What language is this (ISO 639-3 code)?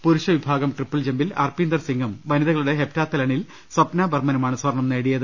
mal